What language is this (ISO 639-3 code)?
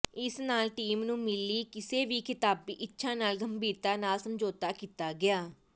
pan